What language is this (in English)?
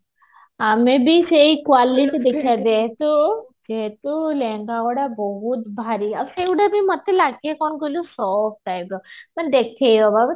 Odia